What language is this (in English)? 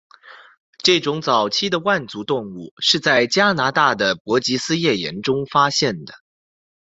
Chinese